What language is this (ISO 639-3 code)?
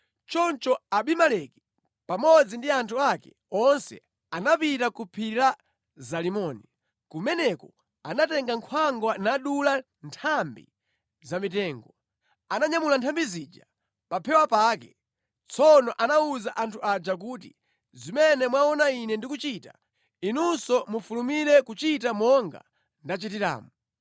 nya